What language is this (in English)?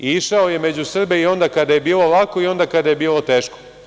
Serbian